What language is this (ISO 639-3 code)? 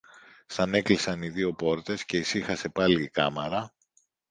ell